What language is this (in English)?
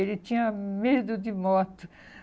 Portuguese